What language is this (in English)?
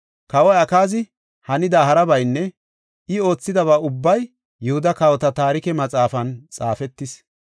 Gofa